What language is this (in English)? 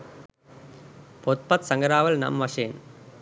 Sinhala